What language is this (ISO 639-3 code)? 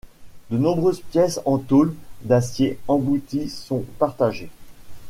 fra